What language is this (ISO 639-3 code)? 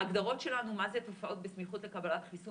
heb